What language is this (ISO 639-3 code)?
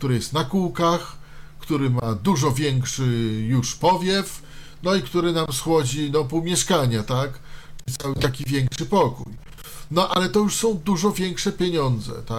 pol